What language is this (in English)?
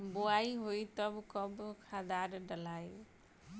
Bhojpuri